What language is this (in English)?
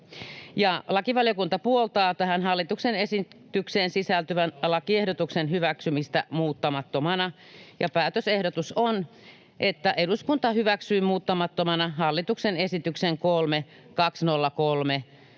Finnish